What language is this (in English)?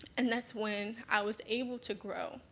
English